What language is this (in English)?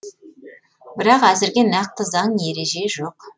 Kazakh